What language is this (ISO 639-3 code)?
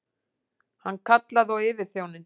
isl